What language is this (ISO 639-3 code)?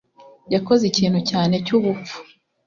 kin